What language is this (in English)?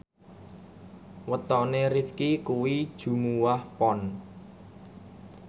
Javanese